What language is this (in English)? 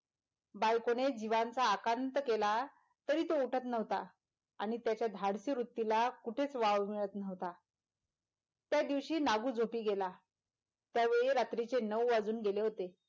Marathi